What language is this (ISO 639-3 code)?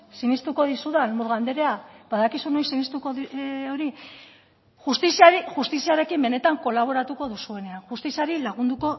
eus